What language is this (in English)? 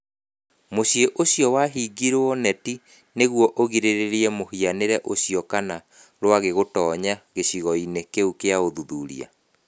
Kikuyu